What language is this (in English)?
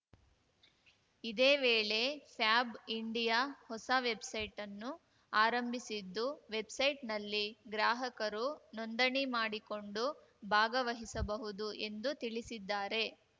Kannada